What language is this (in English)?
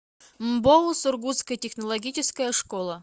Russian